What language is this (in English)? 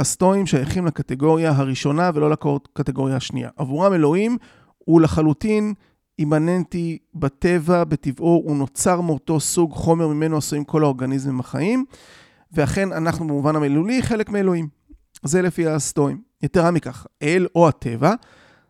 Hebrew